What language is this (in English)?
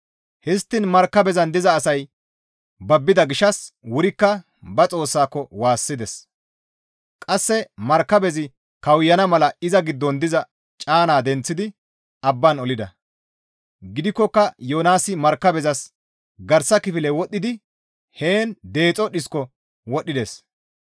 Gamo